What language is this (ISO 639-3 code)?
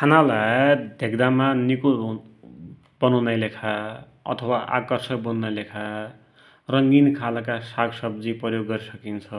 dty